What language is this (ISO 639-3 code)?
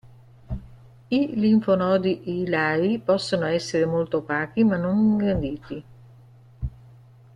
ita